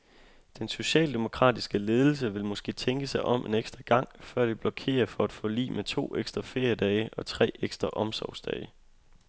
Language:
Danish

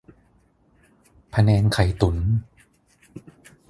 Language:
Thai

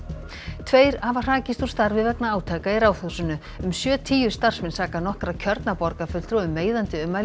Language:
Icelandic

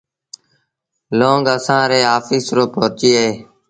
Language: Sindhi Bhil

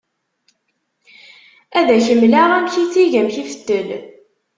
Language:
Kabyle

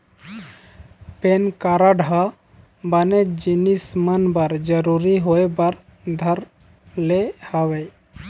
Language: Chhattisgarhi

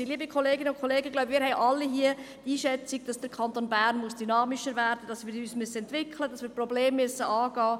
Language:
Swiss German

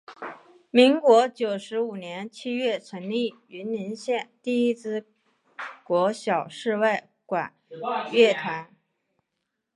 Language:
Chinese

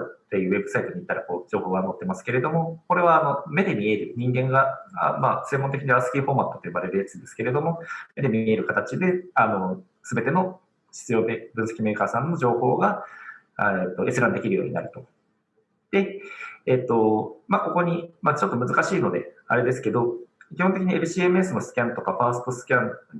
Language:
Japanese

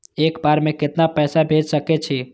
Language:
Maithili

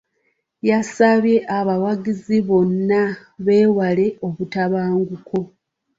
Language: Ganda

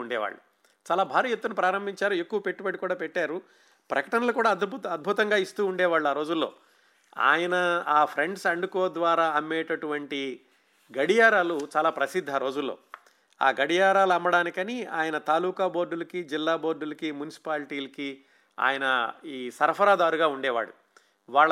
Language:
Telugu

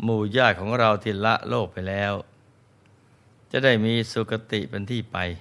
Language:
Thai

